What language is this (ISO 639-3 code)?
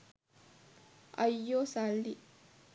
sin